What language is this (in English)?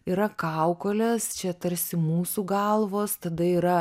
Lithuanian